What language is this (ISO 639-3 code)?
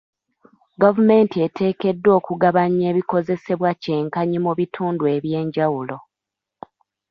lug